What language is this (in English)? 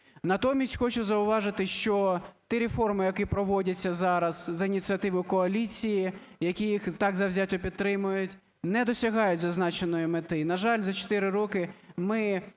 Ukrainian